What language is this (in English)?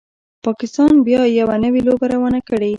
Pashto